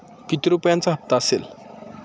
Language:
Marathi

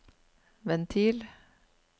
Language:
Norwegian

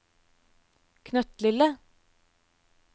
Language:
Norwegian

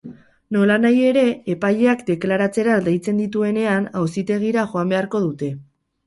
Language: Basque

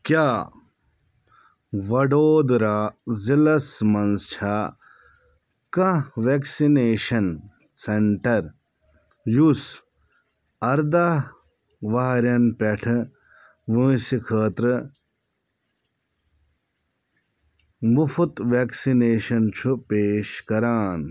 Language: Kashmiri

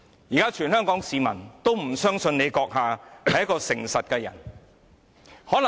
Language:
Cantonese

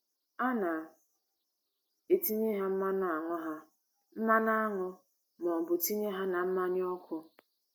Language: Igbo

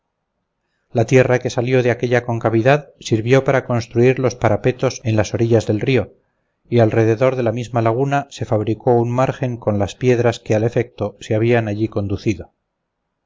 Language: Spanish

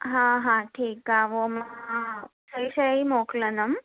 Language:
Sindhi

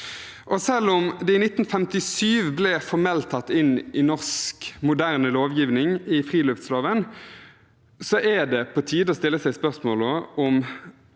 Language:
Norwegian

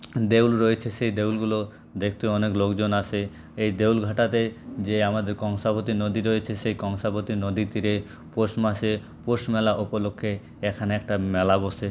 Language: Bangla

